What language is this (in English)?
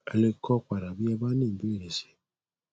Yoruba